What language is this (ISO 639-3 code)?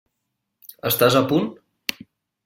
cat